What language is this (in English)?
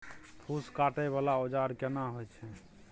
Maithili